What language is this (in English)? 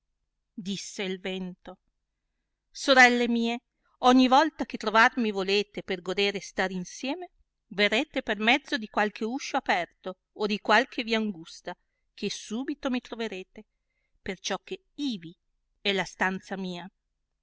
Italian